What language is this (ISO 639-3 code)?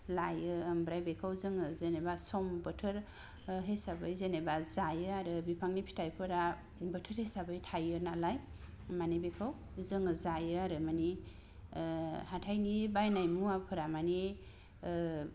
brx